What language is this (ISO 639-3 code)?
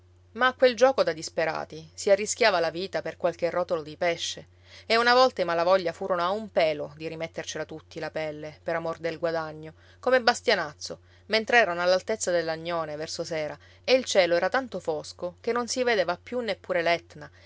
ita